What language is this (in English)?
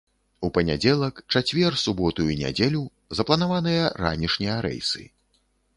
Belarusian